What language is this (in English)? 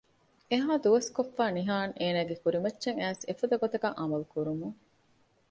Divehi